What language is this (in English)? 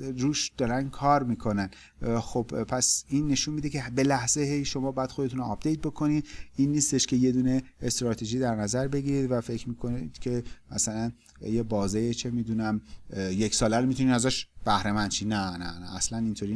Persian